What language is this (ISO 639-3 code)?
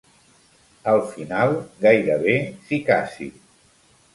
cat